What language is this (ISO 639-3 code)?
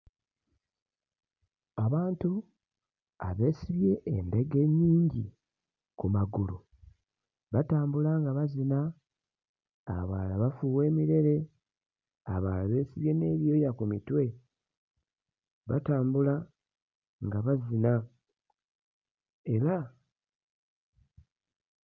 lug